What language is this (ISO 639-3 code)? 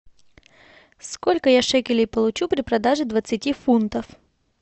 rus